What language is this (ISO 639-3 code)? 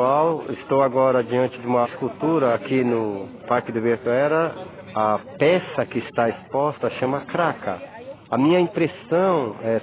por